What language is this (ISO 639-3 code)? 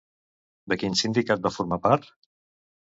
cat